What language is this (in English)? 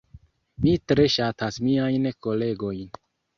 Esperanto